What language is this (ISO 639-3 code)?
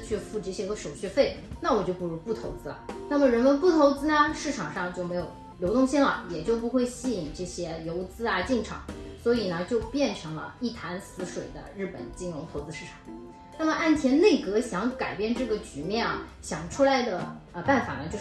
zho